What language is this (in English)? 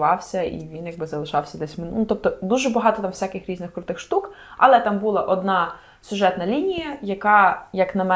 Ukrainian